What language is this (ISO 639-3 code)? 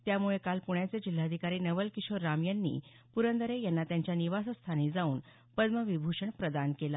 mar